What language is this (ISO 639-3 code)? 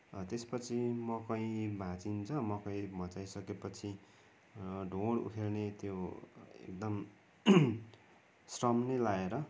nep